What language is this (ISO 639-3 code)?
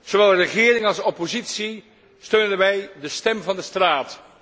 nld